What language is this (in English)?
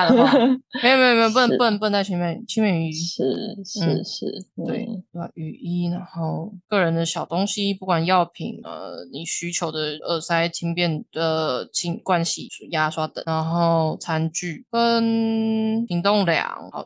Chinese